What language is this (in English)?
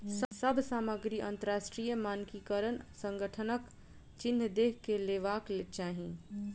Maithili